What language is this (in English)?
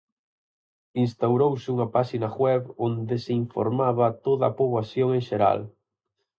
Galician